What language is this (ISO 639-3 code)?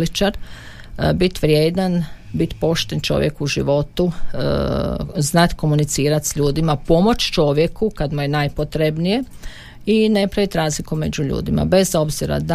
hrv